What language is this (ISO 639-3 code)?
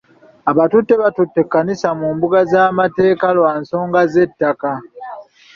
lug